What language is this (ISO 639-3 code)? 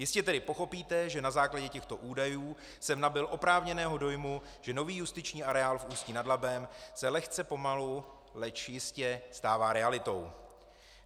ces